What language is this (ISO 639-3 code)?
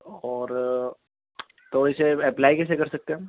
urd